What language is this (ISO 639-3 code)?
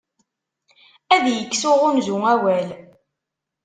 kab